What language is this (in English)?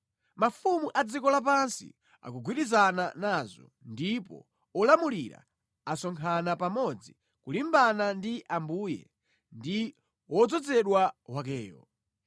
Nyanja